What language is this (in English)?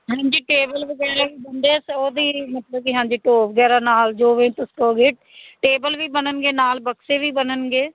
Punjabi